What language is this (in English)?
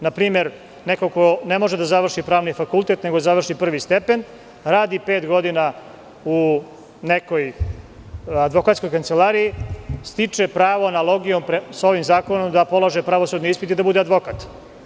Serbian